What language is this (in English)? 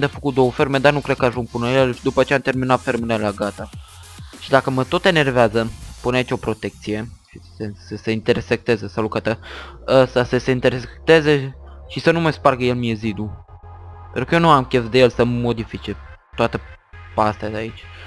Romanian